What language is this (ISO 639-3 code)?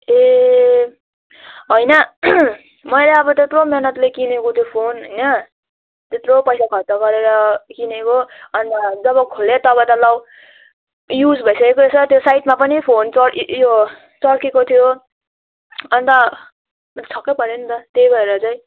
nep